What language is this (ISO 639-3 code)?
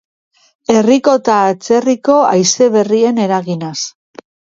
eus